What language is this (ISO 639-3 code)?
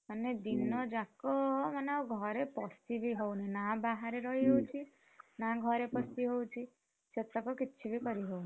ori